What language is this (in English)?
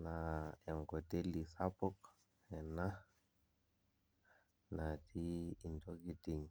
Masai